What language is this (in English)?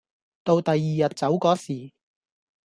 Cantonese